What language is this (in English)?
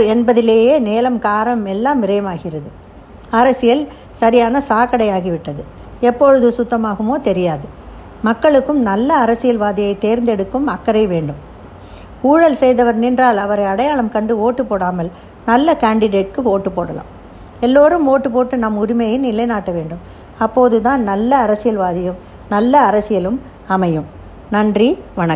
Tamil